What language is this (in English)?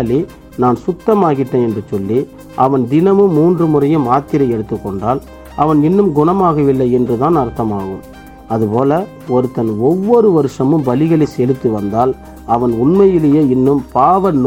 Tamil